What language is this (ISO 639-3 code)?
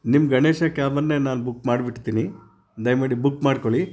kan